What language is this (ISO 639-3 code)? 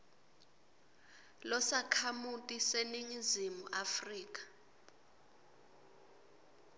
ssw